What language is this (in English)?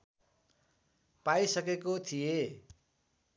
Nepali